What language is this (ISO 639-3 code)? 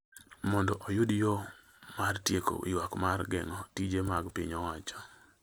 luo